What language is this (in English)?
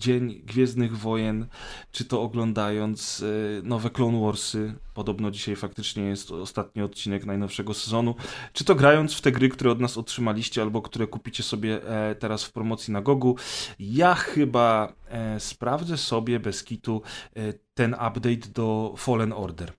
Polish